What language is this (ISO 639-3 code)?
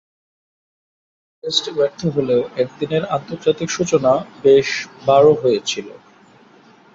ben